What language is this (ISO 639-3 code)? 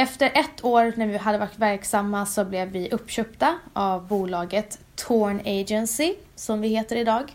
swe